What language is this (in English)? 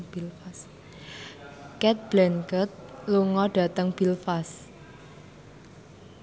Javanese